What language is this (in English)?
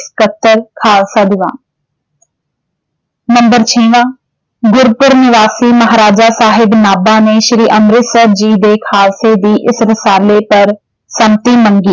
Punjabi